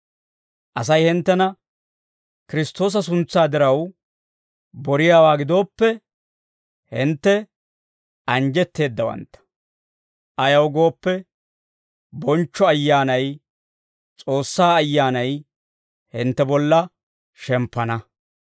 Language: Dawro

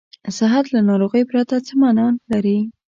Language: Pashto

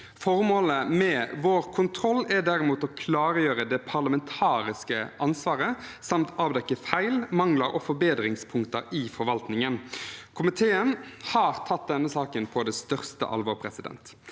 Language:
Norwegian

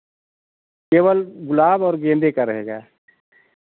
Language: Hindi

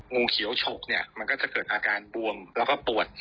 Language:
Thai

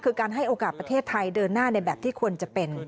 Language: Thai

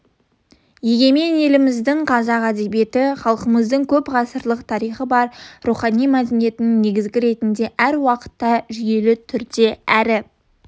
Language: Kazakh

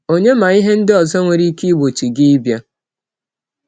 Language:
Igbo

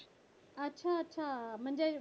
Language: Marathi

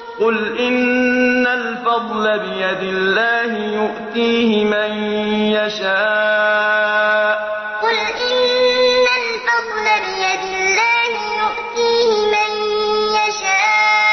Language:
Arabic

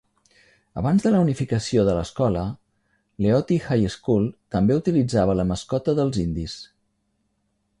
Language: Catalan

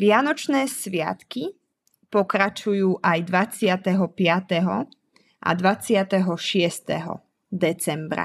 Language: Slovak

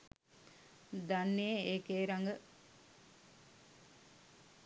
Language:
Sinhala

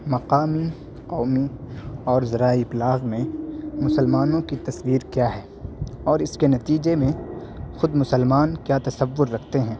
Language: Urdu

